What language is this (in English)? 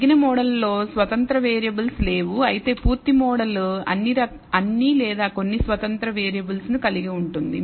Telugu